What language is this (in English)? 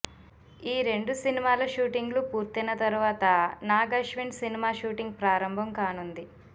Telugu